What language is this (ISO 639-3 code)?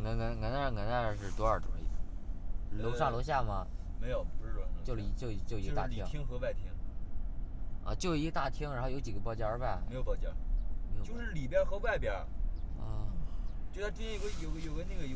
zho